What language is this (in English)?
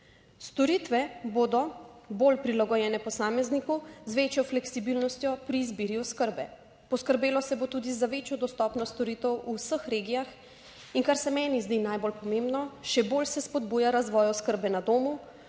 Slovenian